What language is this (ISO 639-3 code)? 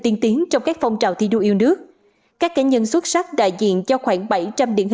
vie